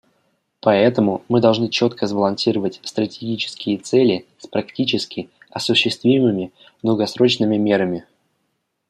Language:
Russian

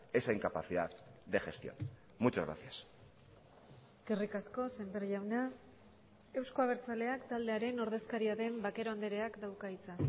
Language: Basque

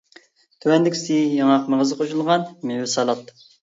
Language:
Uyghur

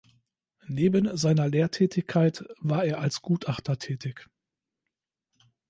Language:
German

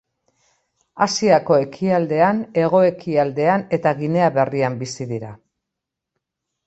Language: Basque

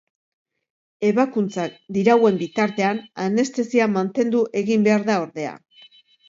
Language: Basque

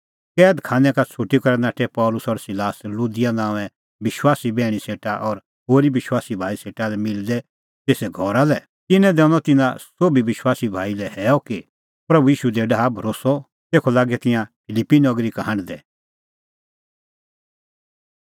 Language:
Kullu Pahari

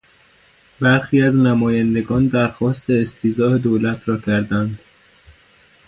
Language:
Persian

